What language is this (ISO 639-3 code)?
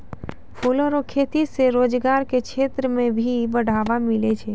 mai